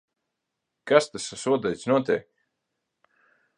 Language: Latvian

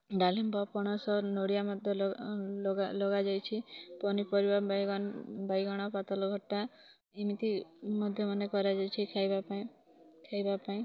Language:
Odia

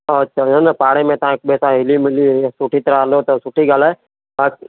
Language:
Sindhi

